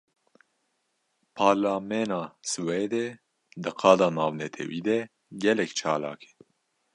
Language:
Kurdish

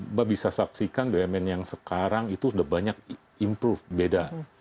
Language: Indonesian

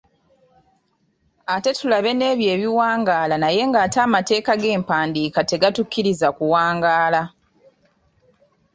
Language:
Ganda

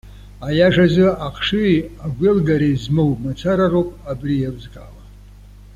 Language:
Abkhazian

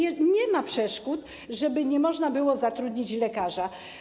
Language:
Polish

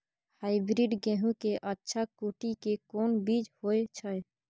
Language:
Maithili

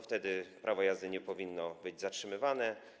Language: Polish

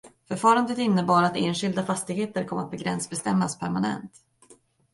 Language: Swedish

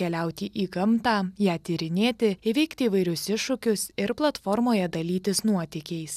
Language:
Lithuanian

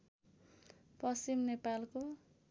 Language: Nepali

